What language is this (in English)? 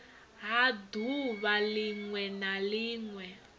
Venda